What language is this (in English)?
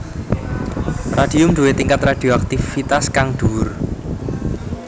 Javanese